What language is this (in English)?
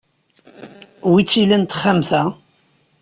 Kabyle